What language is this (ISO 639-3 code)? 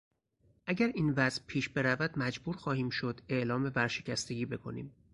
fas